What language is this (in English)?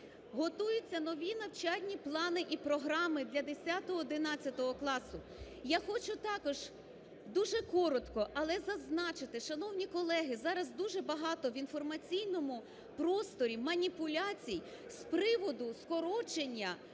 Ukrainian